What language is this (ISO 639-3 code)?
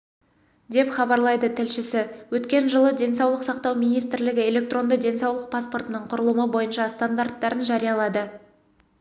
kaz